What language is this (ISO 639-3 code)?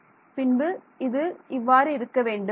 tam